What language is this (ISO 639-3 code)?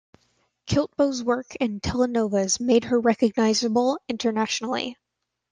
eng